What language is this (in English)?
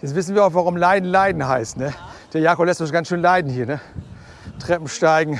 German